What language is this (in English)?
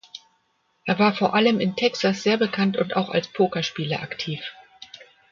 German